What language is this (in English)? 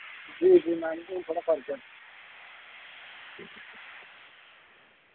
Dogri